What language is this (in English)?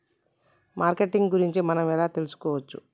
Telugu